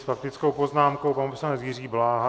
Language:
Czech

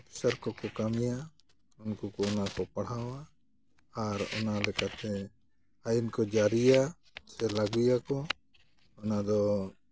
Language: Santali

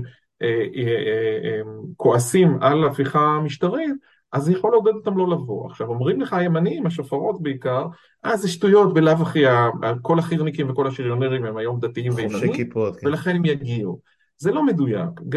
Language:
Hebrew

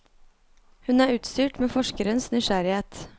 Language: Norwegian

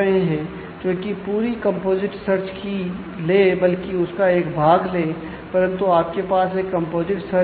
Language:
Hindi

